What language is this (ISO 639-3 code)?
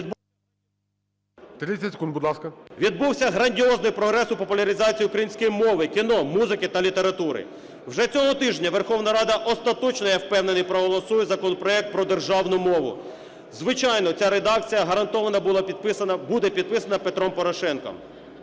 ukr